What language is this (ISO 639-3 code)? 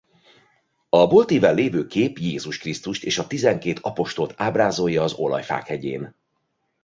hun